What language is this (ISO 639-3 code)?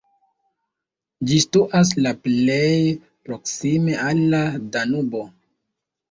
epo